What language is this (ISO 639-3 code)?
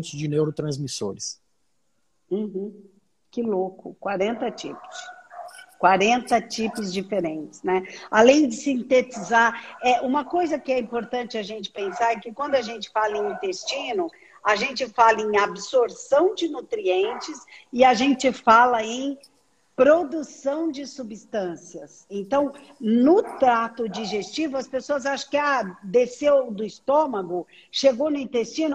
por